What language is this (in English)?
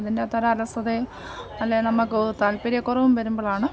Malayalam